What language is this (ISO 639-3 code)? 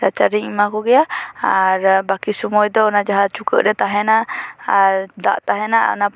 sat